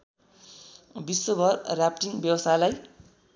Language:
Nepali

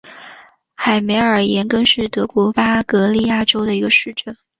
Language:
Chinese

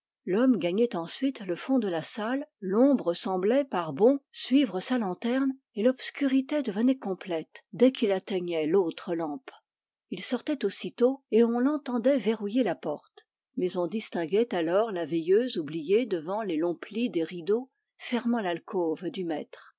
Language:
French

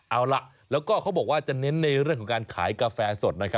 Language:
Thai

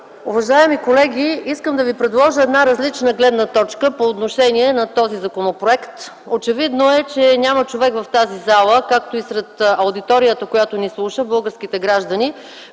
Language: Bulgarian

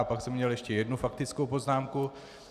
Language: Czech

